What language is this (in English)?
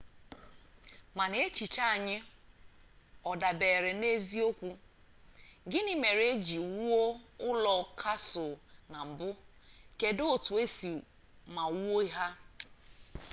Igbo